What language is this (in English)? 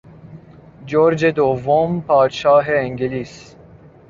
Persian